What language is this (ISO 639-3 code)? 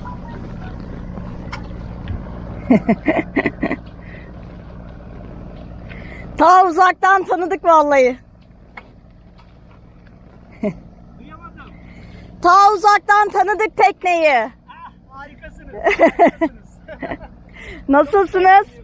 tur